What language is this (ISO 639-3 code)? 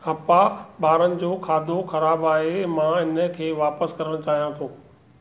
snd